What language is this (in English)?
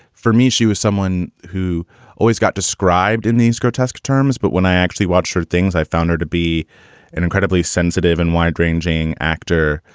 English